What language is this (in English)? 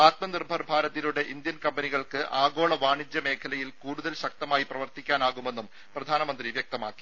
Malayalam